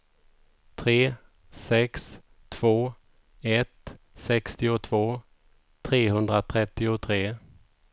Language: Swedish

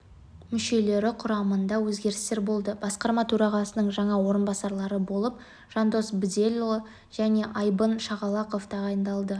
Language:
Kazakh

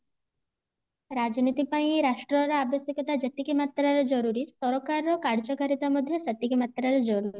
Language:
Odia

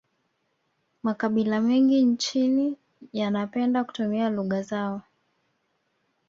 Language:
Swahili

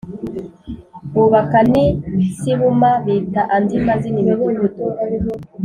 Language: Kinyarwanda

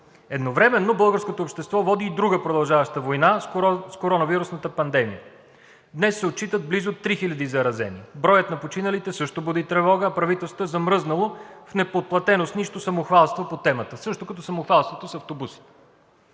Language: Bulgarian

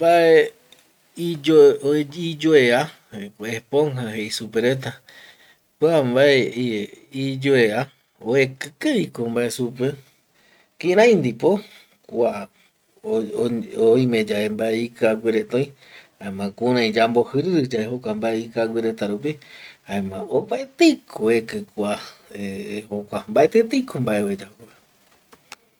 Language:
Eastern Bolivian Guaraní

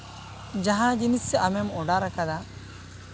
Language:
Santali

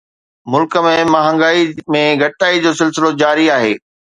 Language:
Sindhi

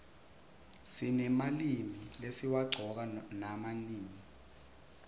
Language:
Swati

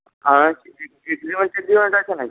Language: Bangla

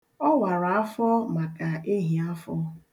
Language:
Igbo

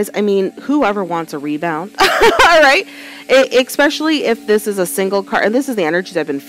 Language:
English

